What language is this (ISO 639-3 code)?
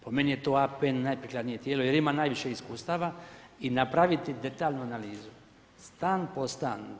hrv